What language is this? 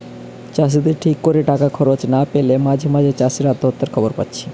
Bangla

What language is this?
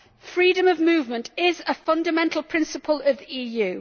English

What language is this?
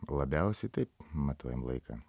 Lithuanian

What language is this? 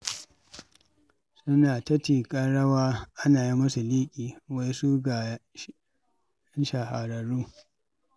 Hausa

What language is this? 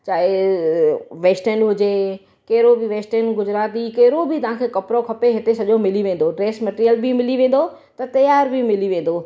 Sindhi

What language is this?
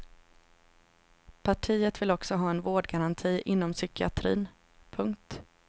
Swedish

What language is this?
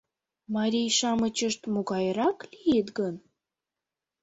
Mari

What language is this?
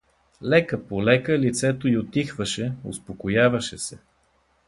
Bulgarian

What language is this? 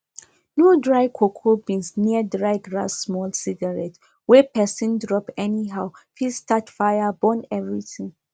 Nigerian Pidgin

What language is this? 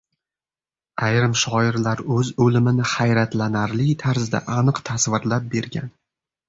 Uzbek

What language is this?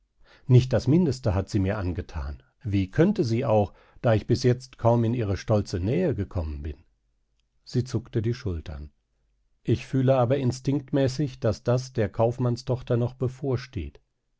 German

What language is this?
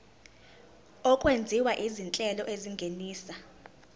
Zulu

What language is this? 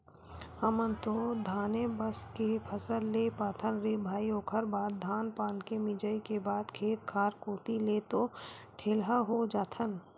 Chhattisgarhi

